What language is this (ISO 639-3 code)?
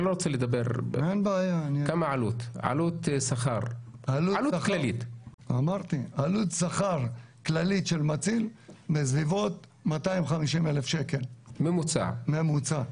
heb